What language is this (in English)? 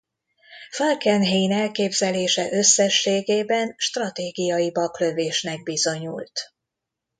Hungarian